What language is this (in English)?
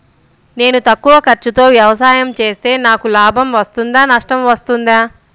Telugu